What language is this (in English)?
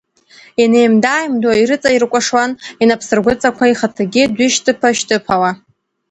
Abkhazian